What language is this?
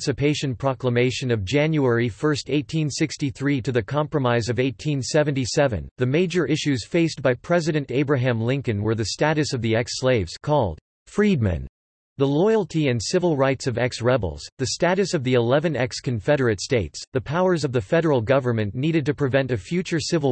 English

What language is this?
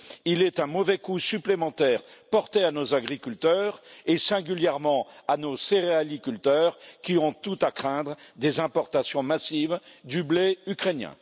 French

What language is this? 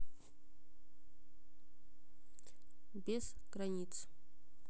Russian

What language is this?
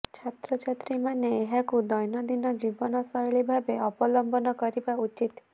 Odia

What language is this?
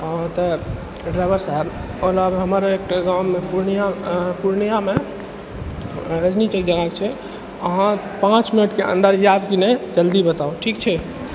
Maithili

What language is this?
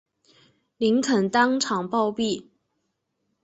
Chinese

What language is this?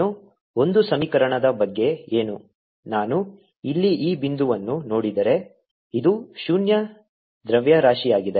Kannada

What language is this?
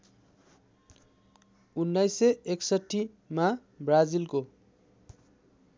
Nepali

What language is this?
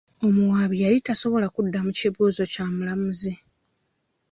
Ganda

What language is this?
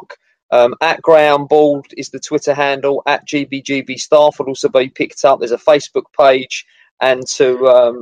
English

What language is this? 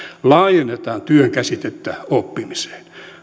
Finnish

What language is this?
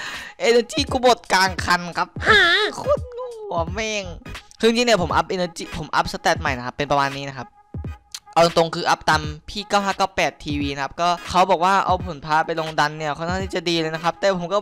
Thai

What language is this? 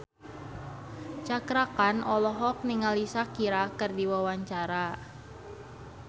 Sundanese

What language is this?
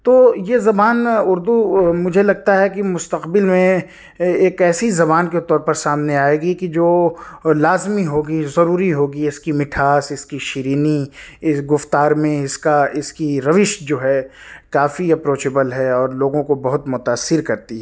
Urdu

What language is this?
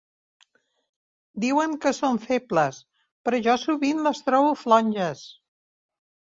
Catalan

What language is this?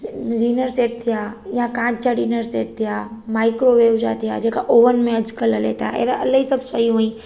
Sindhi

